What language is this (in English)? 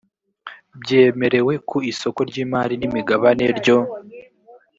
Kinyarwanda